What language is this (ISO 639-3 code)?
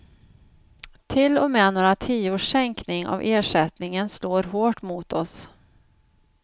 swe